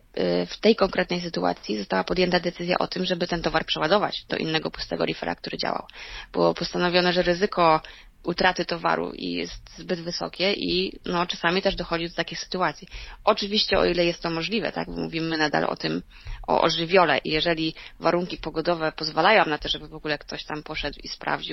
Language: Polish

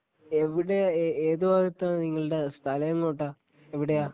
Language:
Malayalam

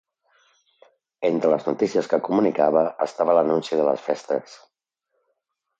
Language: Catalan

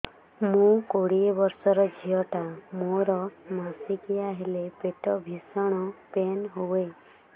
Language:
Odia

